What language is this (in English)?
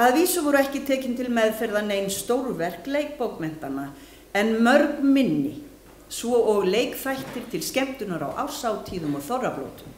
Swedish